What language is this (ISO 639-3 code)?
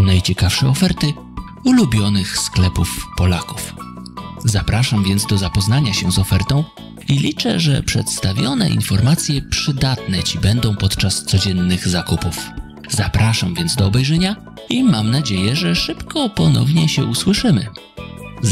pol